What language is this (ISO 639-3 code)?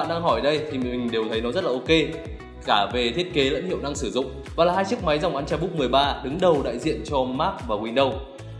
vie